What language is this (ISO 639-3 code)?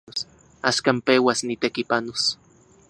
ncx